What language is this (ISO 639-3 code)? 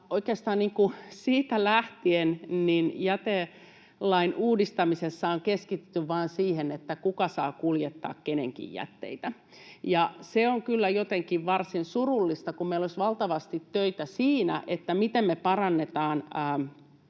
fin